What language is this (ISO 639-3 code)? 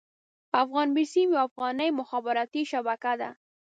pus